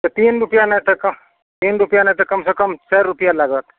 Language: Maithili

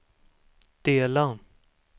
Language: Swedish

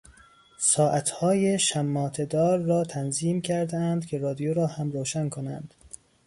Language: Persian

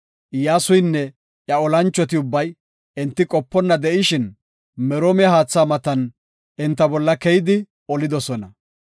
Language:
Gofa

